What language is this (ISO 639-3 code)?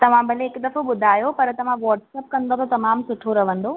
snd